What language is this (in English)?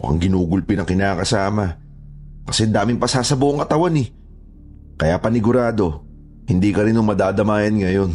Filipino